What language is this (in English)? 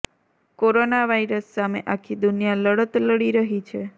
Gujarati